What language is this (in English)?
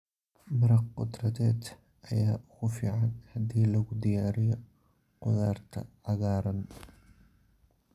Somali